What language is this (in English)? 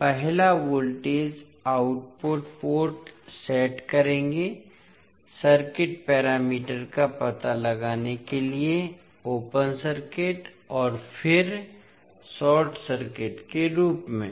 Hindi